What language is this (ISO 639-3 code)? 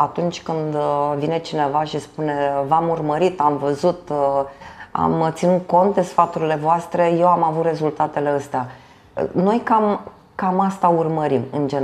ron